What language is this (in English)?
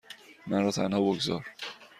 Persian